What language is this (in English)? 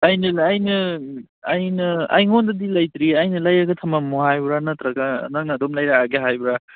Manipuri